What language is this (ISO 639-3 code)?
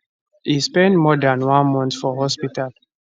pcm